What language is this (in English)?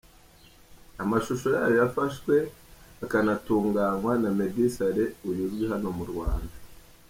Kinyarwanda